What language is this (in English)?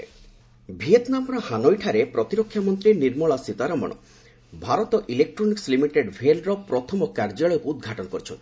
Odia